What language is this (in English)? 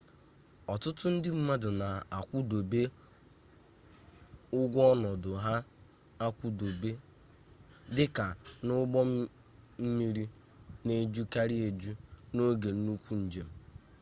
Igbo